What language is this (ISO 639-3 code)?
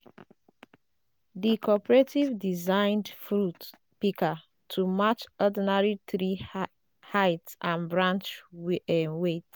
pcm